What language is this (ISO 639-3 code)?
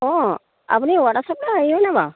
asm